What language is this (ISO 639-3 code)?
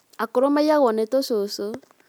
kik